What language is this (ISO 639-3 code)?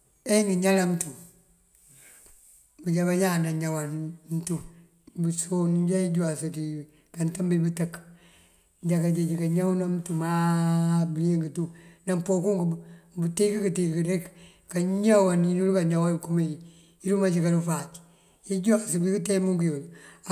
mfv